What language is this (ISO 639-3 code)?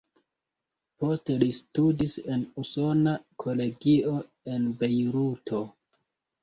epo